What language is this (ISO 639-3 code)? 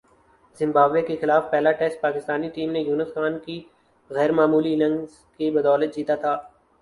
urd